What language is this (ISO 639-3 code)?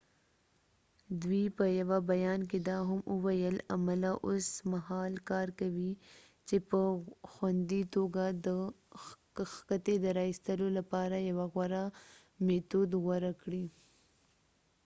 pus